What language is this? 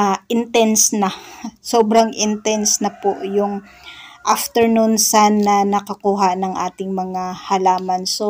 Filipino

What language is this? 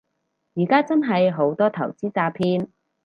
Cantonese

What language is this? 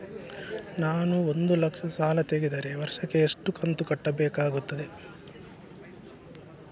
Kannada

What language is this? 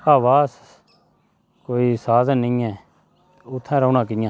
Dogri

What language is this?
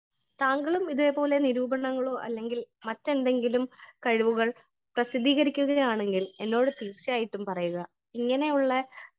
Malayalam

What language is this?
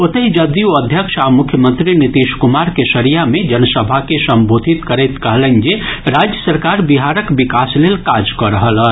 Maithili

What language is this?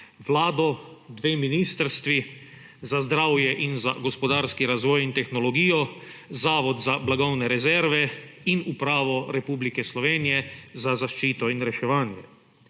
Slovenian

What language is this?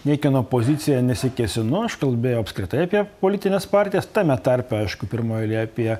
Lithuanian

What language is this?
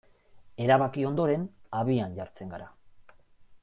Basque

